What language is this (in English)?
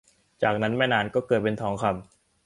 Thai